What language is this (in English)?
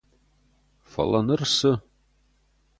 Ossetic